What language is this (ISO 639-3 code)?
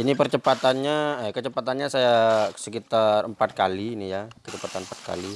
ind